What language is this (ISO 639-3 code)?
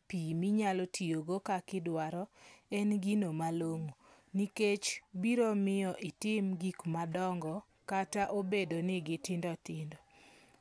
luo